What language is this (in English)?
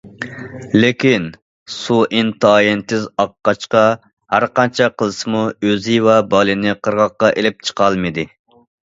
Uyghur